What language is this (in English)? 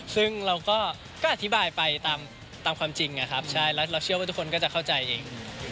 Thai